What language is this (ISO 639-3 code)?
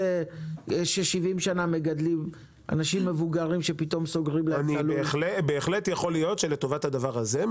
heb